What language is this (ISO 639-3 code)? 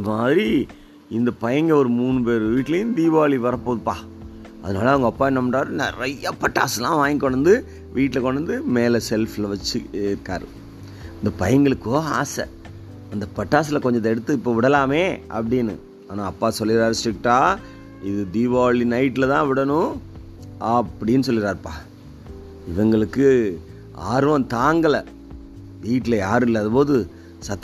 tam